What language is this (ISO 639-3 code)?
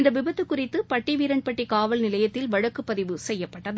tam